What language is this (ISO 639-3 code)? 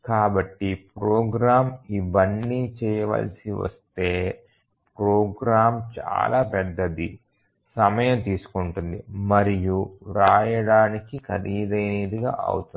tel